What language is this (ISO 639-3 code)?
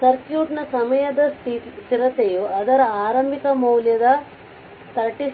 kan